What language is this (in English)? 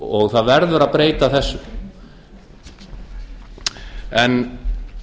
Icelandic